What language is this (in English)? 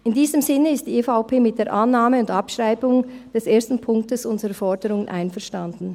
Swiss German